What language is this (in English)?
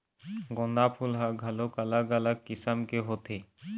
Chhattisgarhi